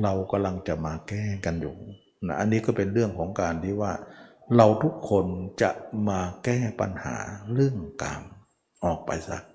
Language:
Thai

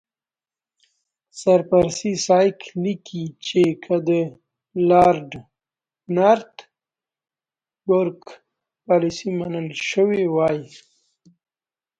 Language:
Pashto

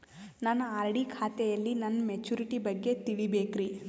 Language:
Kannada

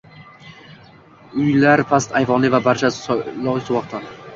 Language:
Uzbek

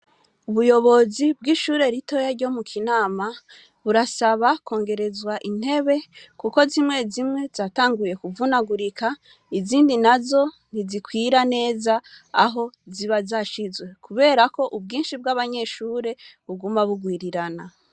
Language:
Rundi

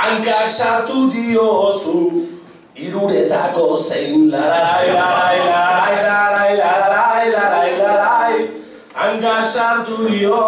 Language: Greek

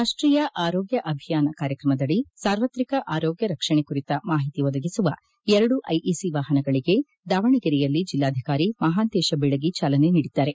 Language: Kannada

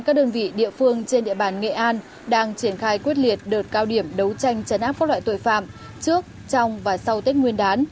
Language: Vietnamese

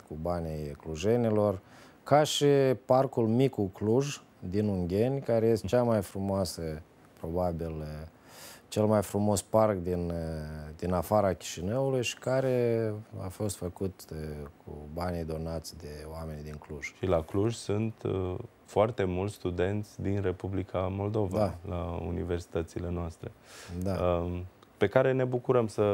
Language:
Romanian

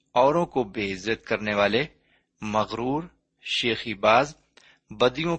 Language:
Urdu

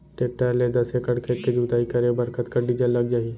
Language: Chhattisgarhi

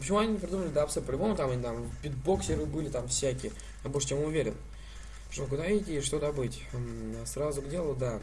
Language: Russian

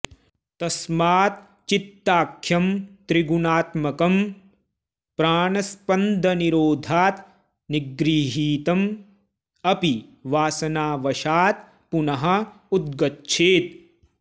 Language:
Sanskrit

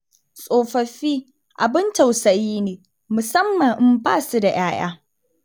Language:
Hausa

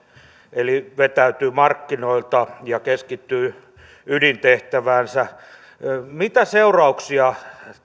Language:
Finnish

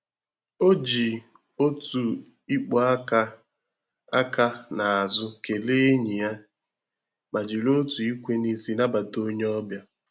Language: Igbo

